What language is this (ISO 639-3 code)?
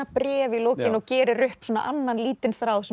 isl